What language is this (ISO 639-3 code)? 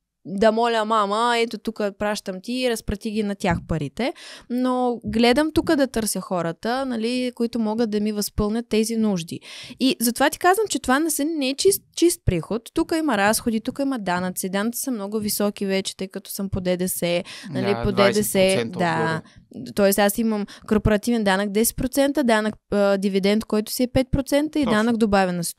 bul